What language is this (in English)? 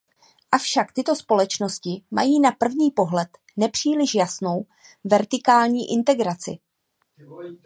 Czech